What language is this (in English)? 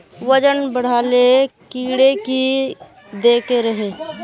Magahi